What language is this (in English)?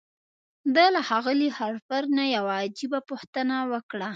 Pashto